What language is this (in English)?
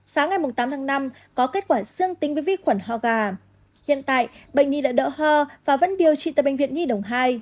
Vietnamese